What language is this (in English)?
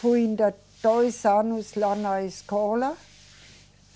Portuguese